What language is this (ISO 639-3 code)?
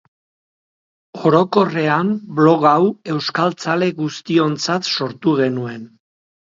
eus